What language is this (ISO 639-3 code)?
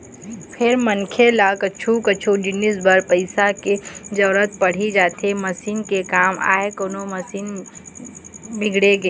hne